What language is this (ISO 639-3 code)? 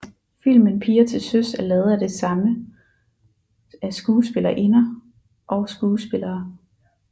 dan